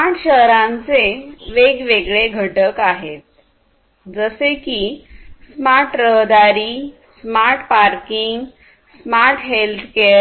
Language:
Marathi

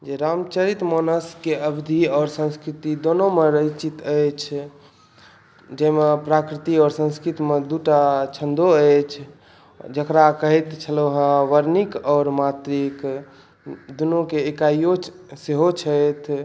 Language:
Maithili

